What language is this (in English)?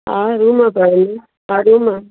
Sindhi